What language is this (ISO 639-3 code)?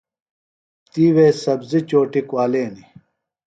phl